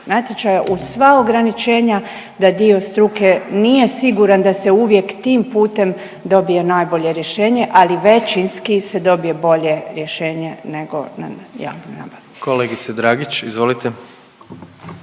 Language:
Croatian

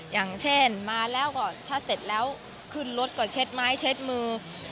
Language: Thai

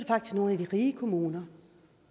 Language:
Danish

